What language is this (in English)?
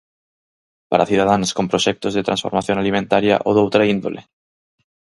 Galician